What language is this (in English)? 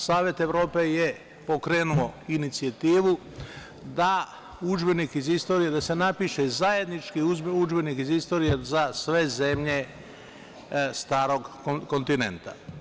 Serbian